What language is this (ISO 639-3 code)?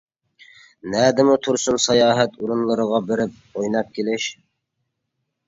uig